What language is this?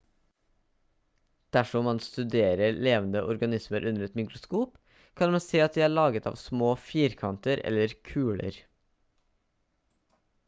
Norwegian Bokmål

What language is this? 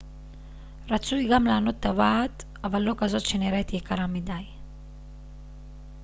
Hebrew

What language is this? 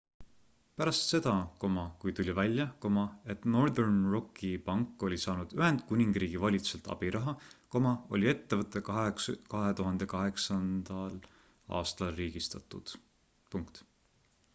Estonian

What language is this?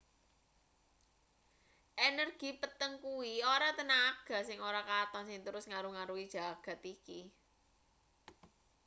Javanese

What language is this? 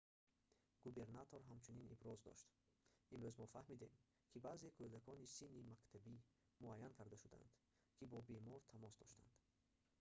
Tajik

